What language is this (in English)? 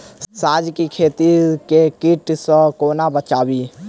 Maithili